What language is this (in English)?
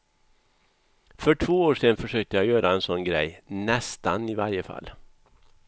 Swedish